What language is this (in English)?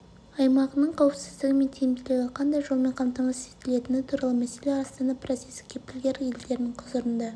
Kazakh